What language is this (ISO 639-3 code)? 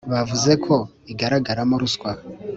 kin